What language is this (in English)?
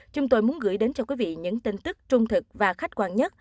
Vietnamese